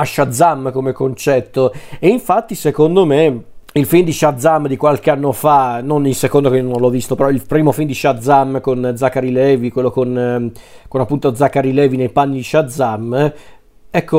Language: Italian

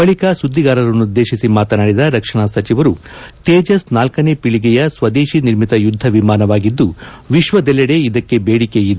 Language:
Kannada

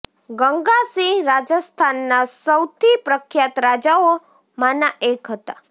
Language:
Gujarati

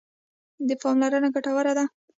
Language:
Pashto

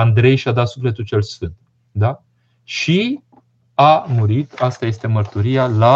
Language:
Romanian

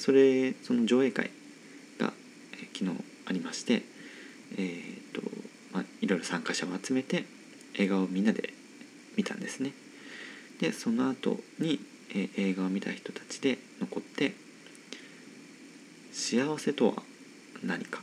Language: Japanese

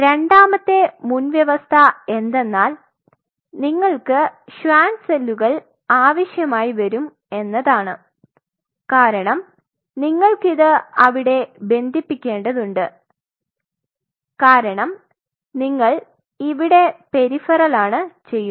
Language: Malayalam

